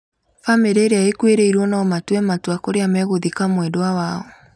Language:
Kikuyu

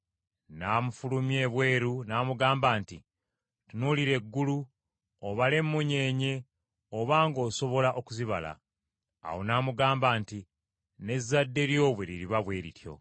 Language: Ganda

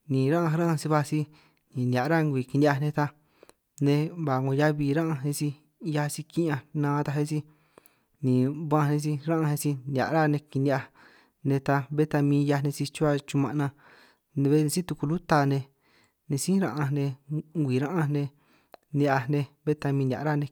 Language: San Martín Itunyoso Triqui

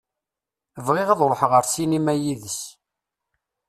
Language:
Kabyle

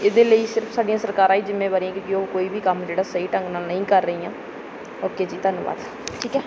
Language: Punjabi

